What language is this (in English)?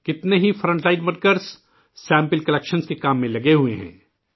Urdu